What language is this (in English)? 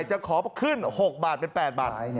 Thai